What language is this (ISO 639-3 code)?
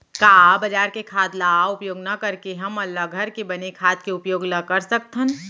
hne